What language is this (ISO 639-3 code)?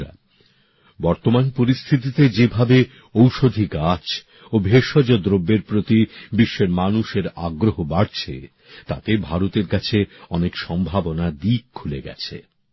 ben